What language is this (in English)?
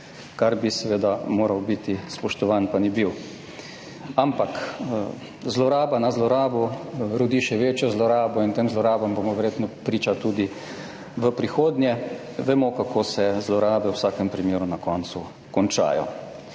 Slovenian